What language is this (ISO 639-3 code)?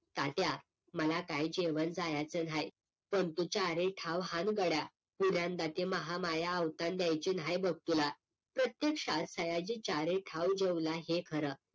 mar